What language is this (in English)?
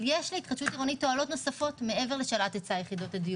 Hebrew